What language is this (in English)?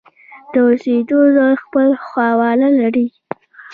Pashto